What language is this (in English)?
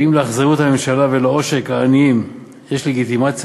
Hebrew